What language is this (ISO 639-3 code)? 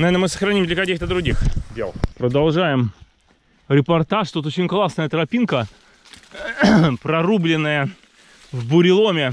rus